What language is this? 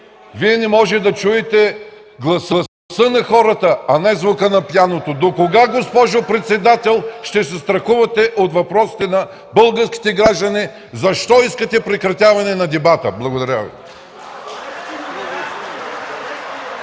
Bulgarian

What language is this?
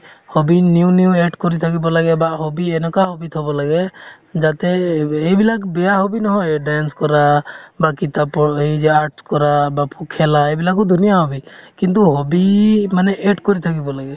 Assamese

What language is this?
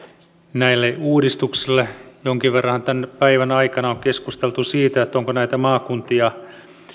Finnish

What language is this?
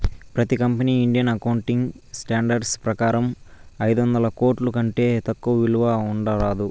Telugu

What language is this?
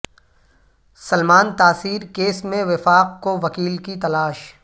Urdu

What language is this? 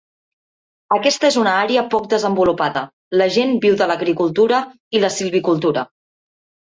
Catalan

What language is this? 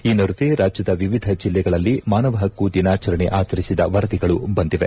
Kannada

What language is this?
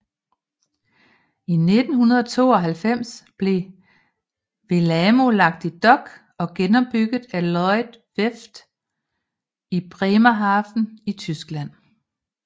Danish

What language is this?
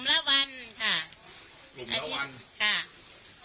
Thai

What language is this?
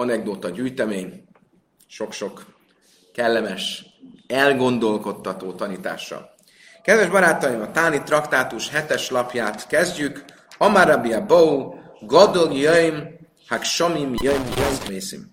Hungarian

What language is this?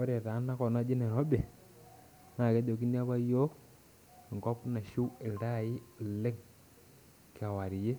Masai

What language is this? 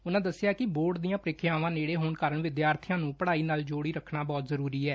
Punjabi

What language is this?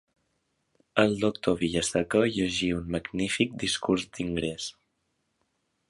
Catalan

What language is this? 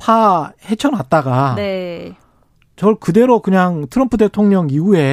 Korean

